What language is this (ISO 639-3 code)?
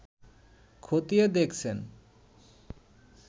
ben